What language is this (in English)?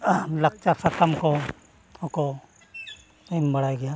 Santali